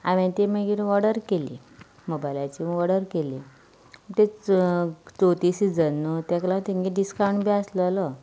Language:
Konkani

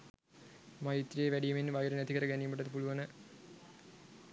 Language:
Sinhala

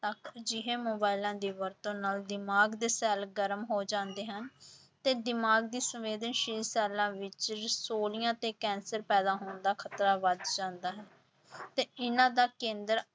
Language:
Punjabi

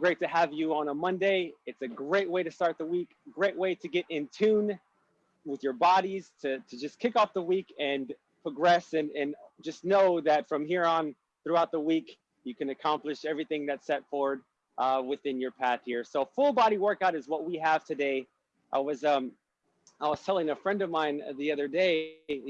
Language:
English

